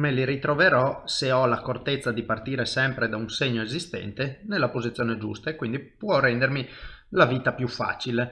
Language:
Italian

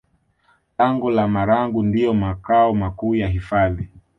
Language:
Swahili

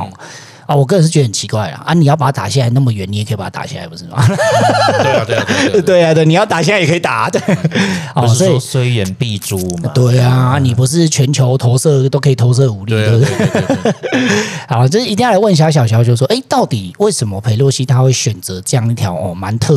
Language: Chinese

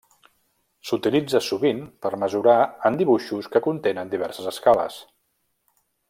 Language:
Catalan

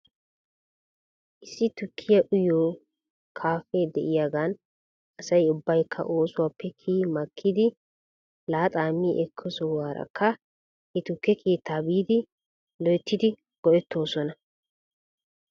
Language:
Wolaytta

